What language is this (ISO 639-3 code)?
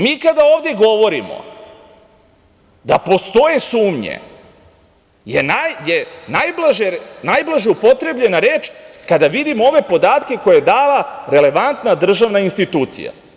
srp